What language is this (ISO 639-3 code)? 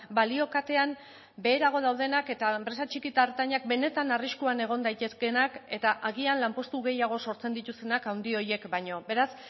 eus